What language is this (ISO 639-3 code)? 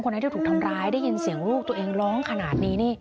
tha